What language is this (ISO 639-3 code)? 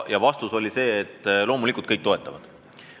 est